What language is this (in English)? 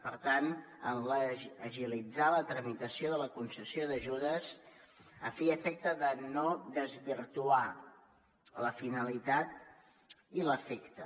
Catalan